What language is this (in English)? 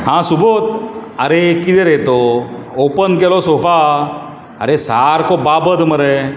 Konkani